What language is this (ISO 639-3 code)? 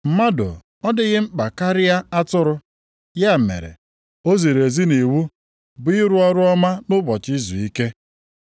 ibo